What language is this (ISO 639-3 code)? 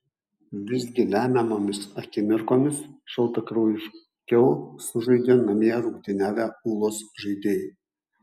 lit